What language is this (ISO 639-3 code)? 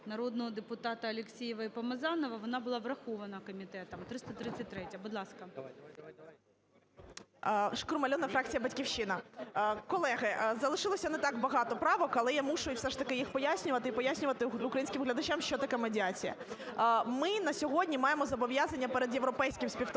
ukr